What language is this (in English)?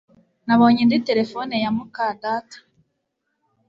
Kinyarwanda